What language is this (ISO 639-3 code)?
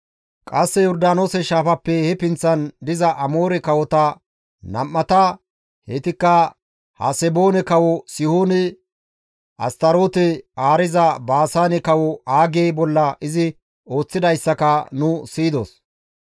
gmv